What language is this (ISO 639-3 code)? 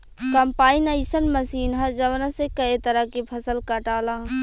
bho